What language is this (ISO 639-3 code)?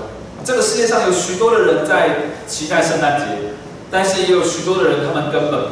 zho